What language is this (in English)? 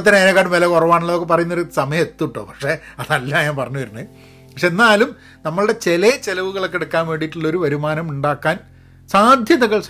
Malayalam